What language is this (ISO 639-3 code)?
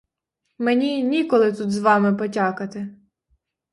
ukr